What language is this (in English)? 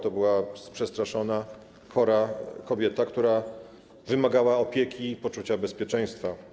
Polish